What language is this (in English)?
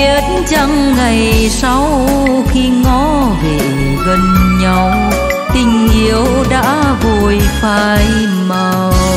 Vietnamese